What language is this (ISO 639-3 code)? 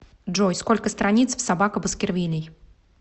rus